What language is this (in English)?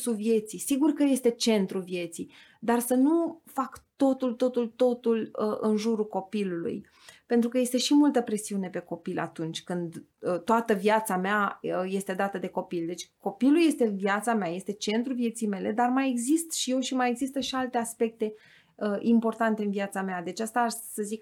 Romanian